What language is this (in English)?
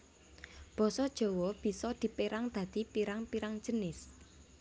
Javanese